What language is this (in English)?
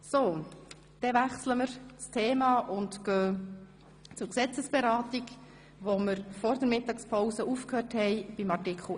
Swiss German